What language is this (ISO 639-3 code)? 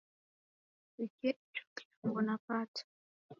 dav